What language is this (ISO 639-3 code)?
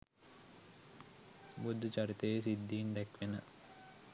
sin